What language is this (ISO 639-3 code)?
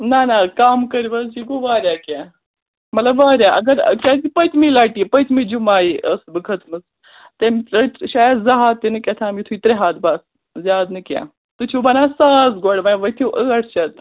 kas